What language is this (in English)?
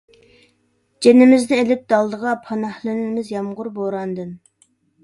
Uyghur